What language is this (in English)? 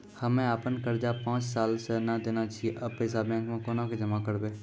Maithili